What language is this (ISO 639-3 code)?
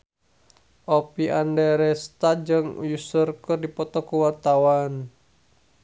sun